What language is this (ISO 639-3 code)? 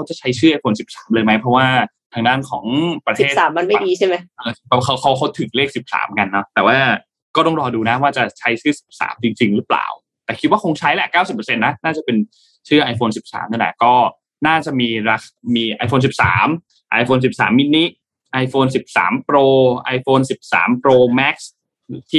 tha